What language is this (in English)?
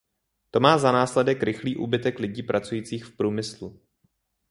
Czech